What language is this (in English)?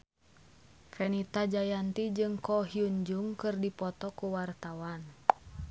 Sundanese